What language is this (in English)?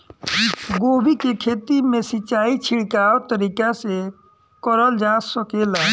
Bhojpuri